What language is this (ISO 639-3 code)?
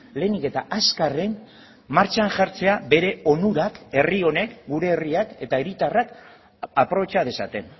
eus